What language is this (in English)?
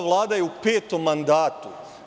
Serbian